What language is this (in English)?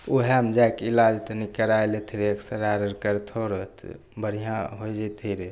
Maithili